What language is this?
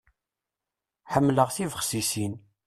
Kabyle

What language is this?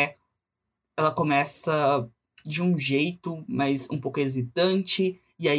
Portuguese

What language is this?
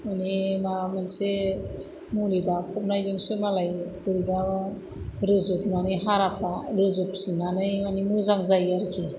Bodo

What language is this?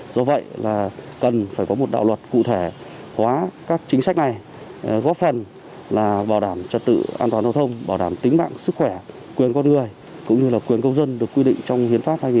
Vietnamese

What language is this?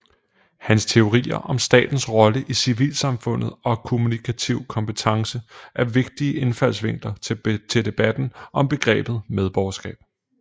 Danish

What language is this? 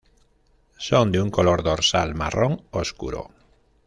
Spanish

